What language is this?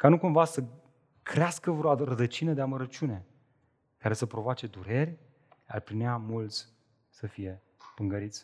Romanian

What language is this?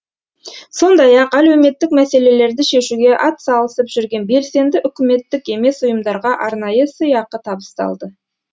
Kazakh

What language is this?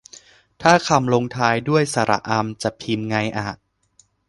Thai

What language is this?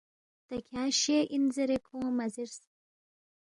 Balti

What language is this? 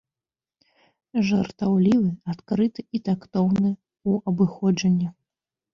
Belarusian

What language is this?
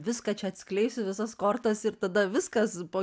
Lithuanian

